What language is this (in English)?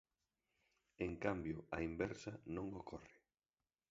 Galician